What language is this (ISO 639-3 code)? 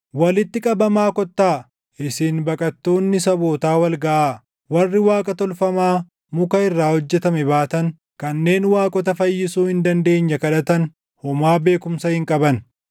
orm